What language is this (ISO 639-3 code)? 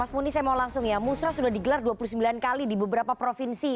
ind